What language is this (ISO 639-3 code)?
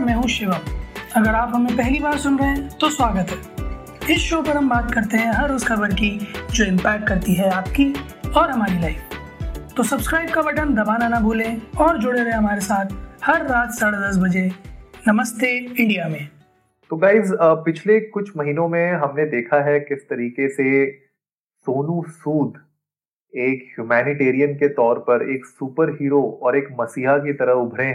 hin